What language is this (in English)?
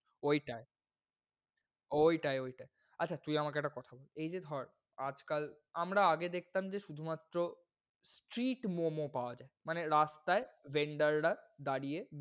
Bangla